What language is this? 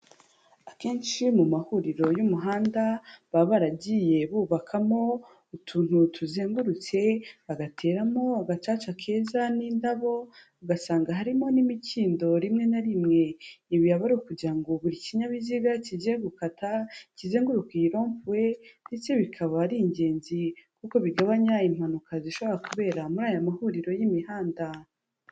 Kinyarwanda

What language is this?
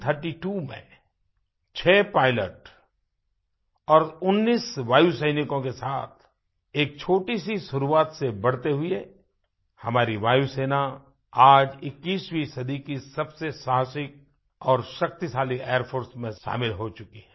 Hindi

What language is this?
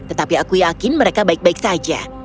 Indonesian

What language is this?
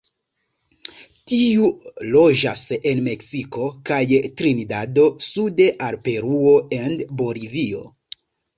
Esperanto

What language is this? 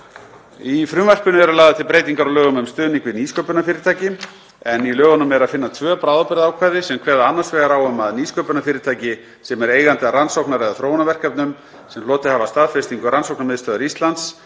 Icelandic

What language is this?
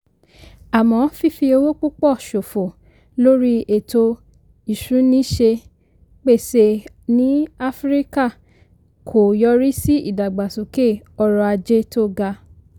Yoruba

